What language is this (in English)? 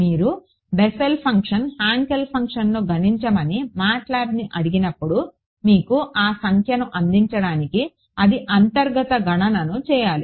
Telugu